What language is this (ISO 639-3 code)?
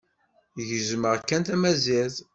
kab